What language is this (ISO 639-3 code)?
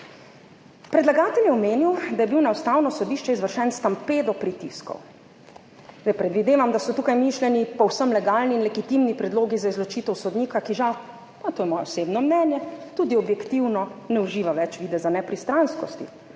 slv